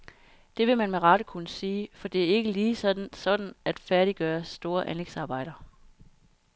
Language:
Danish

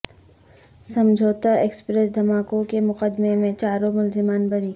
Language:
Urdu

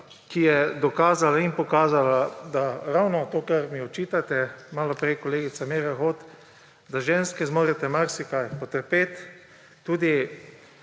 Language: Slovenian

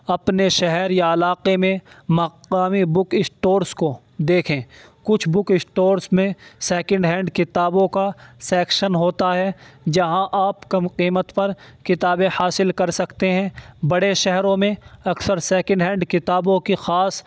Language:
Urdu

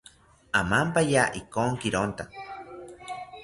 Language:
South Ucayali Ashéninka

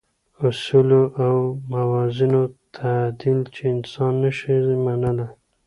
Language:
Pashto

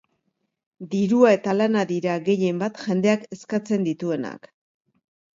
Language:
Basque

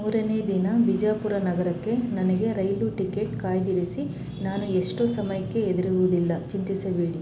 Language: Kannada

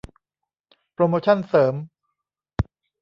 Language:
Thai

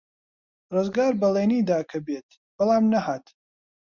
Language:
Central Kurdish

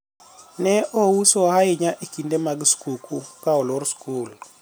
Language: Luo (Kenya and Tanzania)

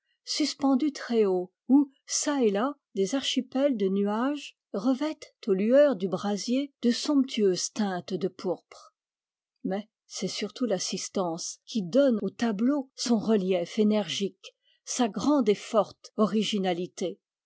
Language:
French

